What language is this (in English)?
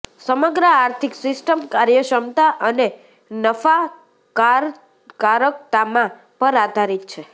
Gujarati